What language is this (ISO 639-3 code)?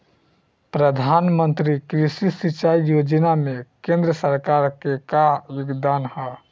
bho